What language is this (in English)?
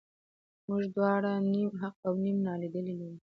Pashto